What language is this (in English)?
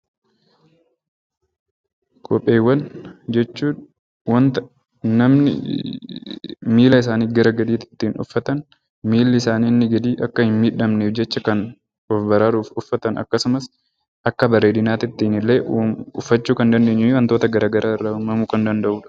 Oromo